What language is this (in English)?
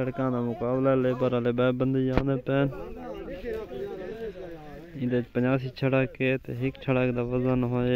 Arabic